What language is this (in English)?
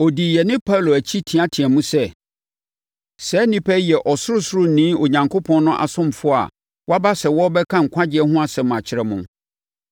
Akan